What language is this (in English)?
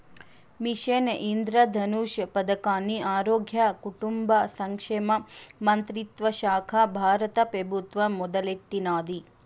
Telugu